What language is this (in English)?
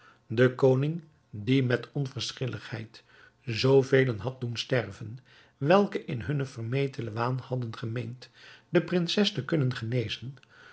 Dutch